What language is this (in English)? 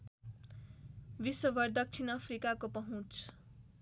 Nepali